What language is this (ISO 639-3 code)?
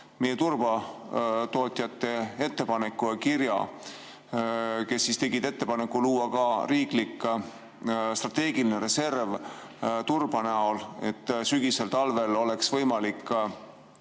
est